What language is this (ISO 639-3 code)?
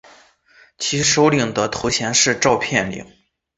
zho